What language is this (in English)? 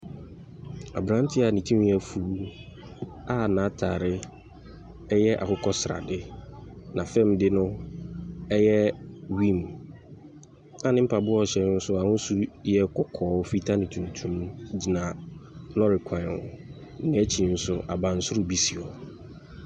Akan